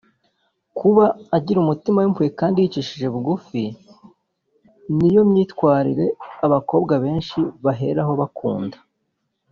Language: Kinyarwanda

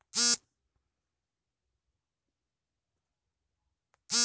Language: Kannada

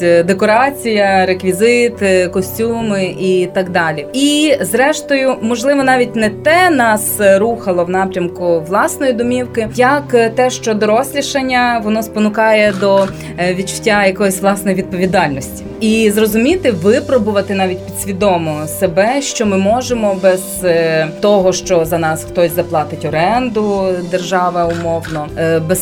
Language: Ukrainian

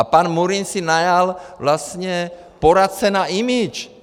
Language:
Czech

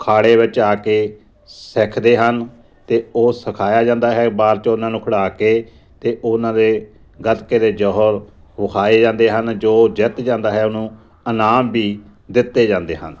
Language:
Punjabi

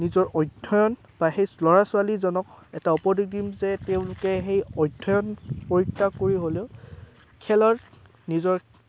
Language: Assamese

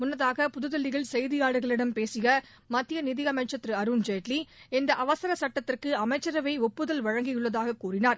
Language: Tamil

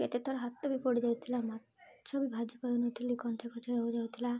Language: Odia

